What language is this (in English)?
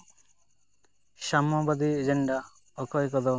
Santali